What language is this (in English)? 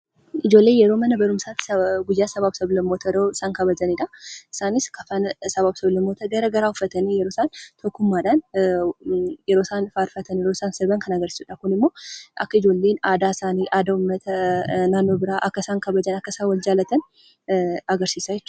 Oromo